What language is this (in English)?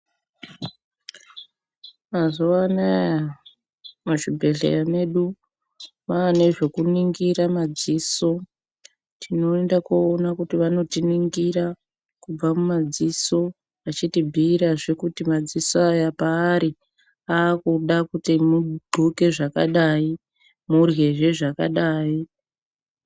Ndau